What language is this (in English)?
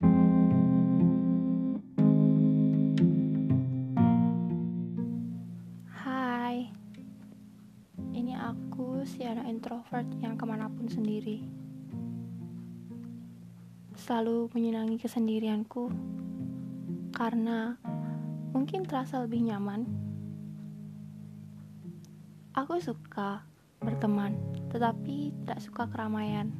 Indonesian